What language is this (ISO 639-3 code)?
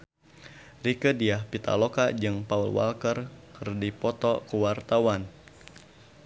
sun